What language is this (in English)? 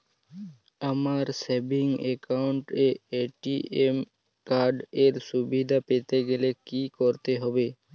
Bangla